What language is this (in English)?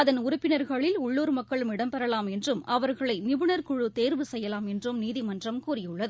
Tamil